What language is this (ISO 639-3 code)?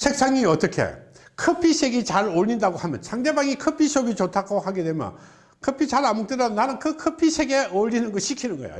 kor